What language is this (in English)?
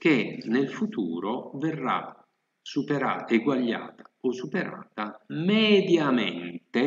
Italian